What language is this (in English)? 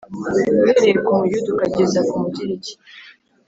Kinyarwanda